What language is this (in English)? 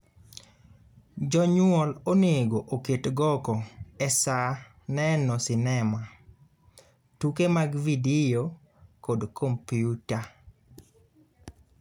Luo (Kenya and Tanzania)